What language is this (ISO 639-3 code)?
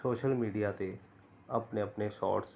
pan